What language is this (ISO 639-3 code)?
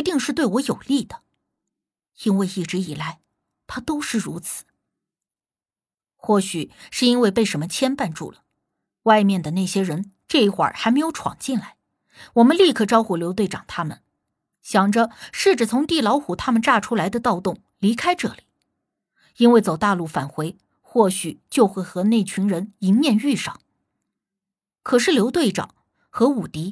zho